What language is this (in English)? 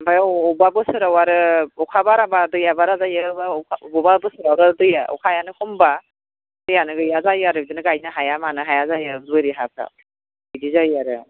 Bodo